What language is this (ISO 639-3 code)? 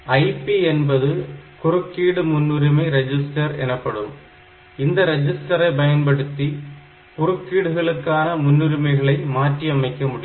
tam